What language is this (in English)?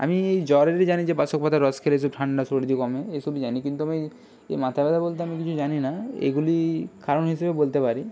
Bangla